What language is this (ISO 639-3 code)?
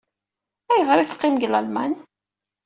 kab